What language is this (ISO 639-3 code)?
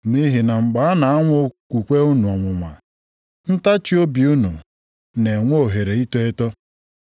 ibo